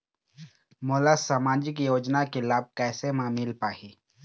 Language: Chhattisgarhi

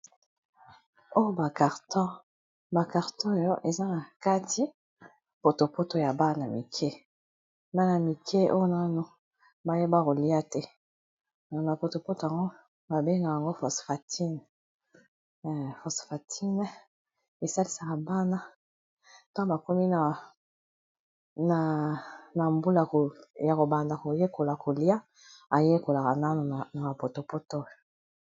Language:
Lingala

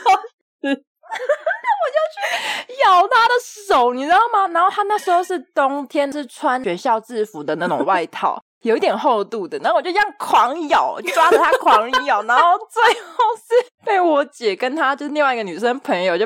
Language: Chinese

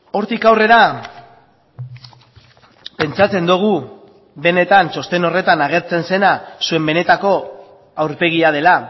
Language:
Basque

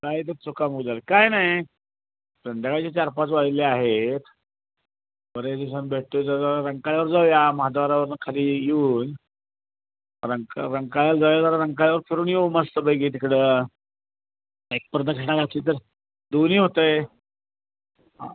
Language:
Marathi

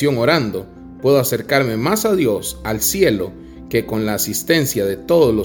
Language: Spanish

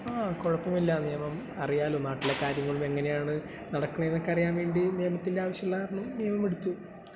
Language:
Malayalam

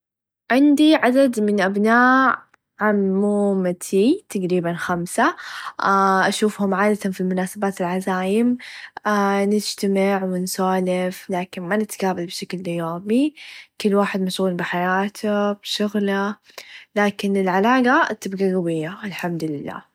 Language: Najdi Arabic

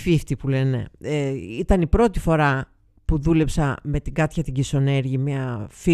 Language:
Greek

